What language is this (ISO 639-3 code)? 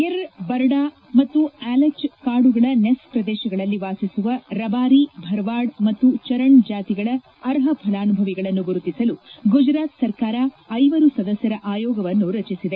kan